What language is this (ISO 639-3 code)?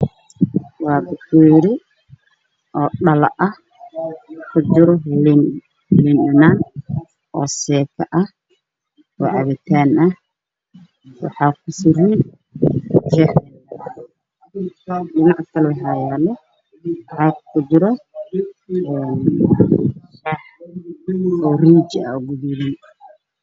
som